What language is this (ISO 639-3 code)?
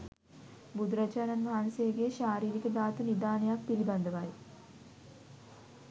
sin